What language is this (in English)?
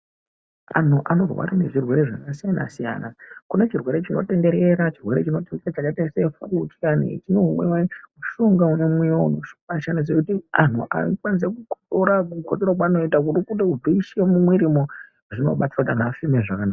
Ndau